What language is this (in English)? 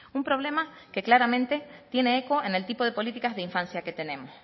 Spanish